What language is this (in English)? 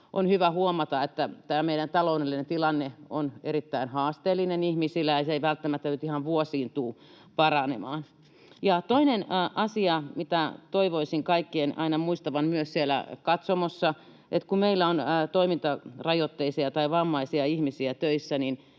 Finnish